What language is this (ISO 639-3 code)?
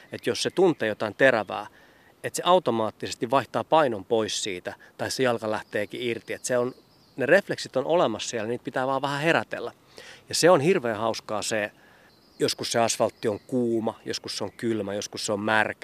fin